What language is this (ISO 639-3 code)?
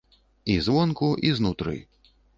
bel